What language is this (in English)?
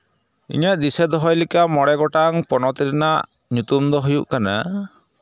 Santali